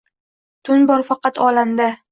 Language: Uzbek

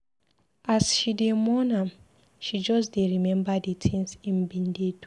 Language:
Nigerian Pidgin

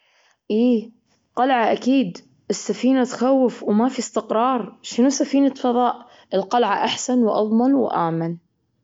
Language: Gulf Arabic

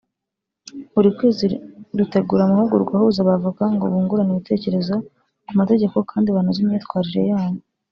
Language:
Kinyarwanda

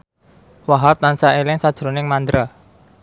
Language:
Javanese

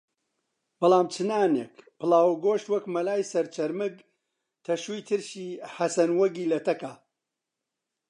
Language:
Central Kurdish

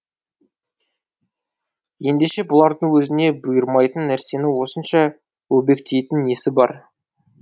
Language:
Kazakh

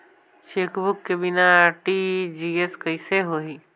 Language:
Chhattisgarhi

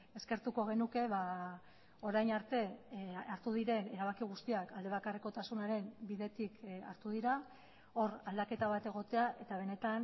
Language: Basque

